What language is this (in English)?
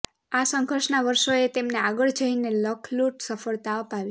Gujarati